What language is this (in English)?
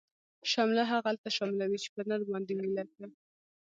Pashto